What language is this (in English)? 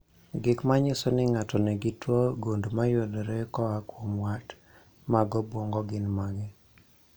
Luo (Kenya and Tanzania)